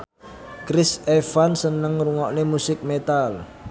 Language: Javanese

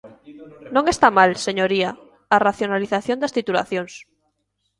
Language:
Galician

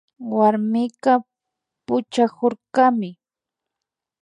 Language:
Imbabura Highland Quichua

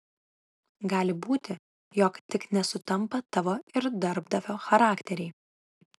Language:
Lithuanian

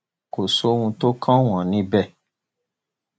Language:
Yoruba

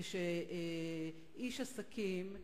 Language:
Hebrew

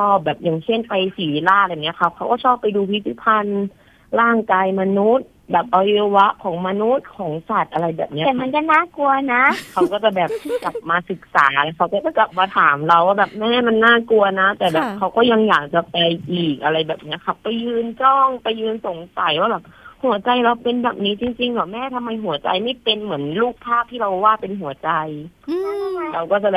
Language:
Thai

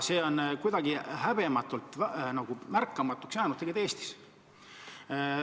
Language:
Estonian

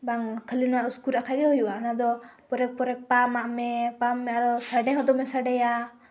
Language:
Santali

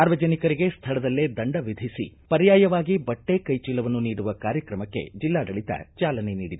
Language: Kannada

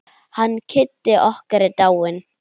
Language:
Icelandic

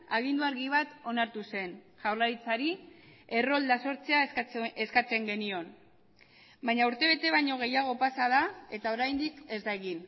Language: Basque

